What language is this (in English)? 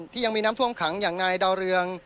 Thai